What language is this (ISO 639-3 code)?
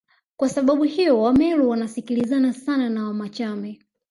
swa